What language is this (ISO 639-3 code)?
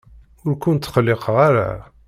kab